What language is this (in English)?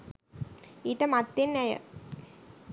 Sinhala